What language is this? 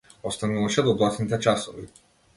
Macedonian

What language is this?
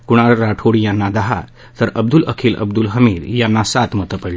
Marathi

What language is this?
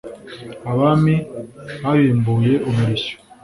Kinyarwanda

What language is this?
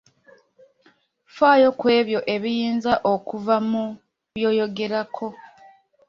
Ganda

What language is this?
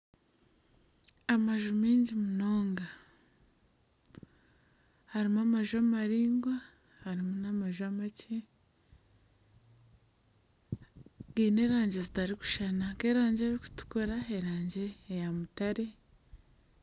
Nyankole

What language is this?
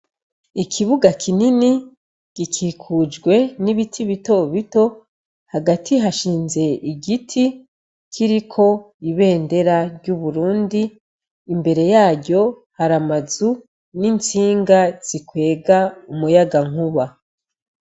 Rundi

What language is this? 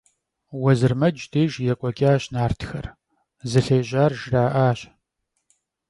Kabardian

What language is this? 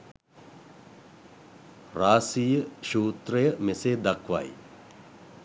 Sinhala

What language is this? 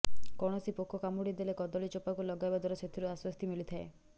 Odia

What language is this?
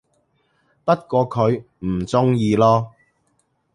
Cantonese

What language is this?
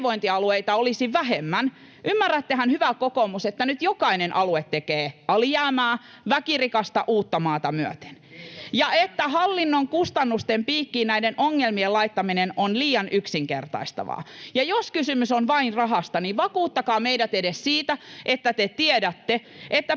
Finnish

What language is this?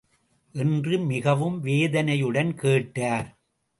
Tamil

